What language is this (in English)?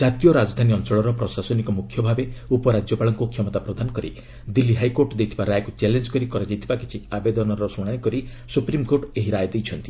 Odia